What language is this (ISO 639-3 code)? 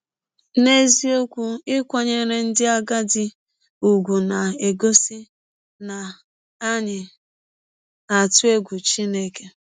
ibo